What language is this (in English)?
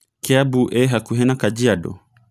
Kikuyu